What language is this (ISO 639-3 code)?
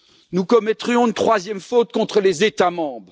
fra